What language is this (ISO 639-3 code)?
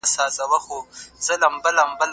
pus